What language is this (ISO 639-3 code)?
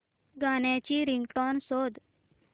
mar